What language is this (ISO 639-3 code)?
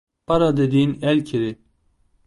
tur